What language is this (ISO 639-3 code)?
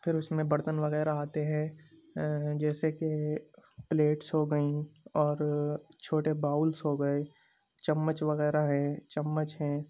urd